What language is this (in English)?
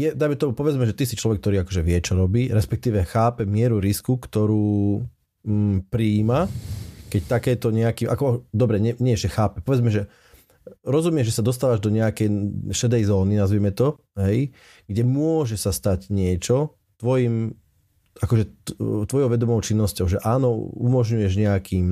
Slovak